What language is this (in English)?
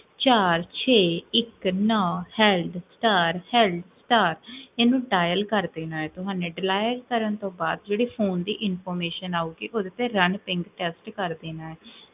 Punjabi